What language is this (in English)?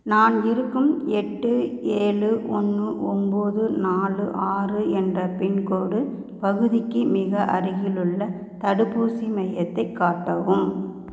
Tamil